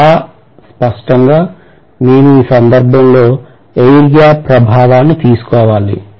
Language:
Telugu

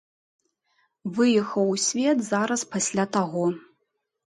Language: Belarusian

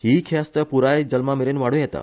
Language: Konkani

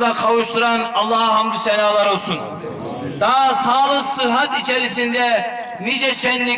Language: Turkish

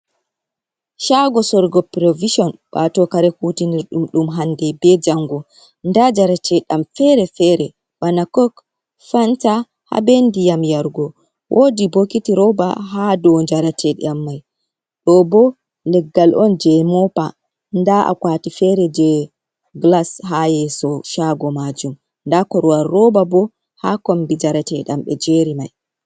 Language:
Fula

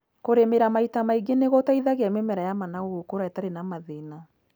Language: Kikuyu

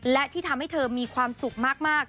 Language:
Thai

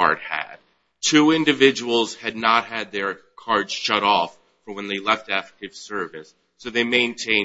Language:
English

